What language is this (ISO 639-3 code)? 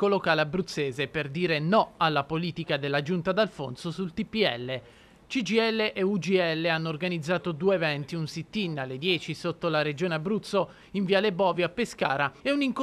ita